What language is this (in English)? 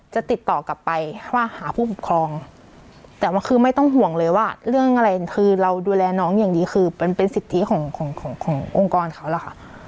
Thai